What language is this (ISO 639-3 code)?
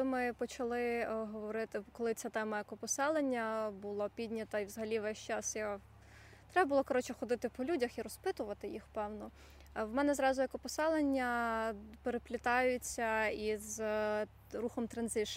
ukr